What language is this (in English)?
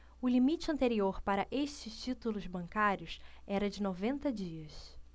Portuguese